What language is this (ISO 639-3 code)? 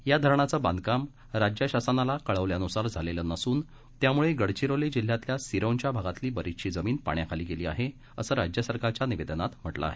mar